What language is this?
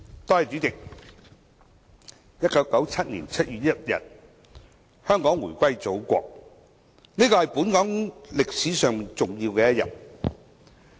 Cantonese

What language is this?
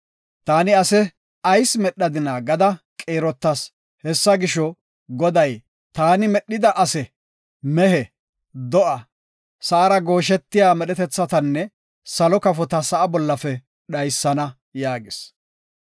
Gofa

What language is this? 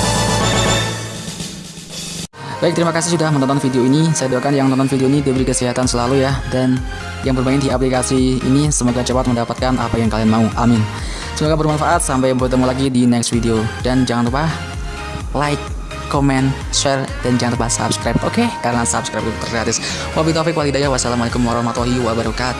Indonesian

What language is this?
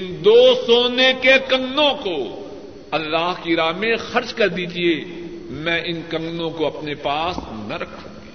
Urdu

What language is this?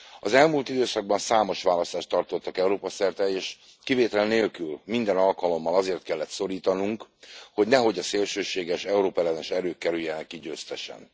Hungarian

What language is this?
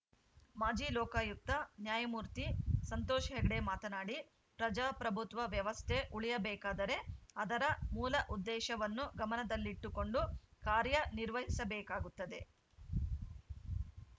Kannada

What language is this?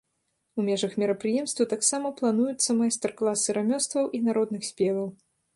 Belarusian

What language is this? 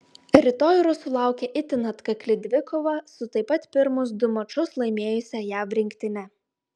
Lithuanian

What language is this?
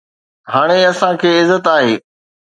Sindhi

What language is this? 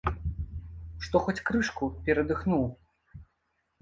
Belarusian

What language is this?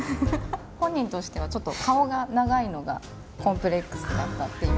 Japanese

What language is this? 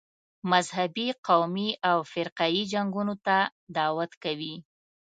Pashto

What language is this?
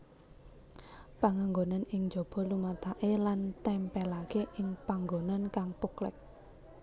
Javanese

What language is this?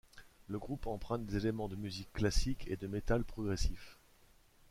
French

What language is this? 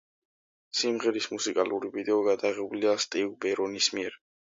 Georgian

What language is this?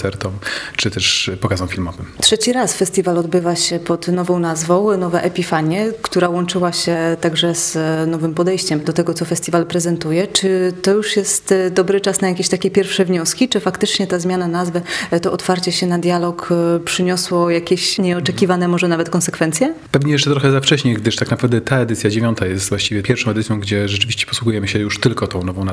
Polish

